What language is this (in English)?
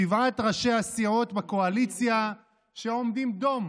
Hebrew